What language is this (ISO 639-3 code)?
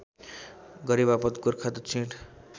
nep